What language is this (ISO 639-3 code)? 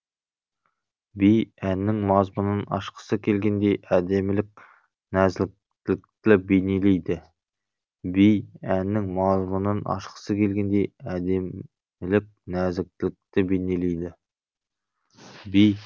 kaz